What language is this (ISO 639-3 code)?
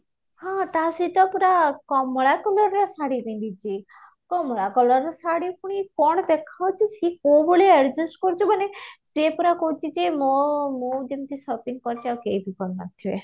ori